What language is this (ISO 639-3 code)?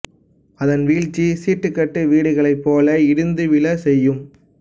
tam